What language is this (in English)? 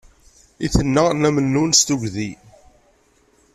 Kabyle